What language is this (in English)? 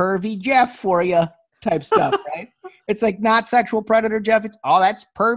English